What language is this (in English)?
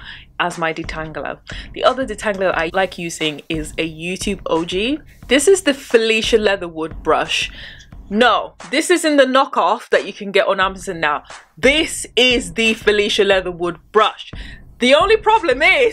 English